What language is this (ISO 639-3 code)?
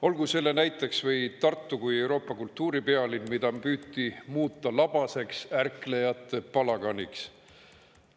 est